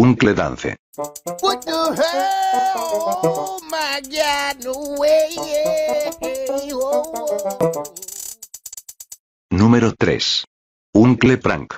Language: Spanish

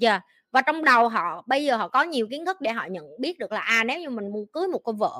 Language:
Vietnamese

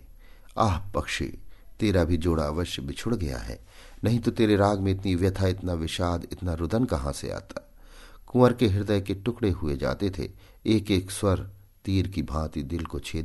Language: Hindi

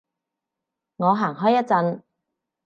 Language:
Cantonese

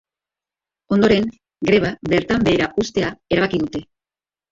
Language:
Basque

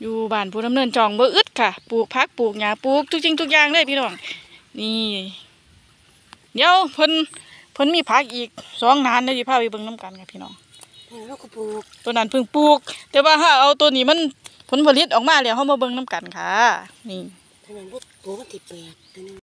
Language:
Thai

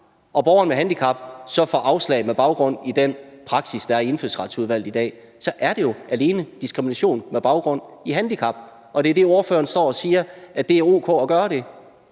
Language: Danish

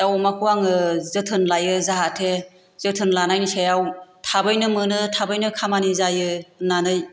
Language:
Bodo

